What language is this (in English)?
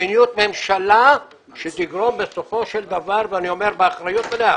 Hebrew